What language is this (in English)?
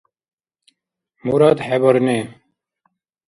Dargwa